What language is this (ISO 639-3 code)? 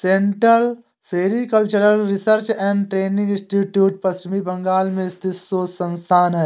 hin